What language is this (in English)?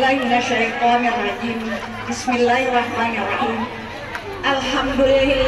Indonesian